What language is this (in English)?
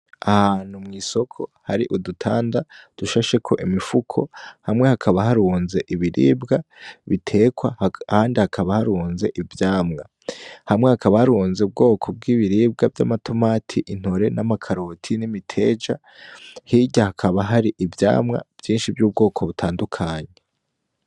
Rundi